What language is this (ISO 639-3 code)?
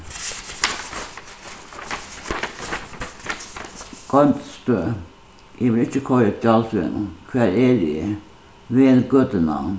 fao